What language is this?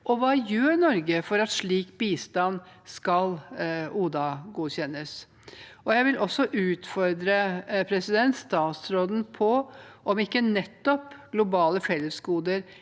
Norwegian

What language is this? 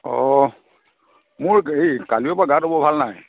Assamese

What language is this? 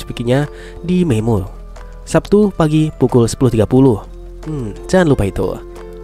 Indonesian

